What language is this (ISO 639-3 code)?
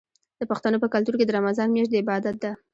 pus